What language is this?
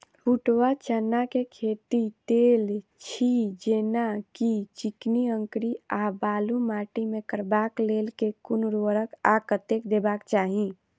Maithili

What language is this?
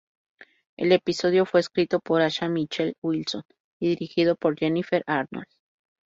Spanish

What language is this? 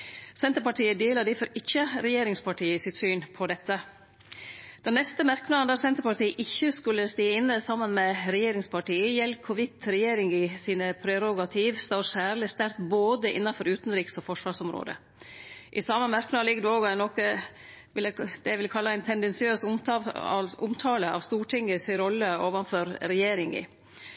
Norwegian Nynorsk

